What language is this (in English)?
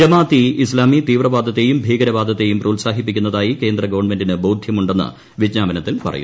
Malayalam